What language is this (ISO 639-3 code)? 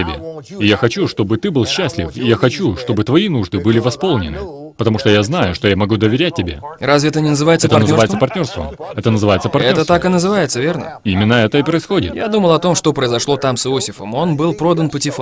rus